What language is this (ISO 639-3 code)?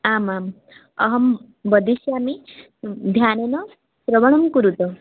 san